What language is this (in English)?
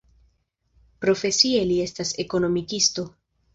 Esperanto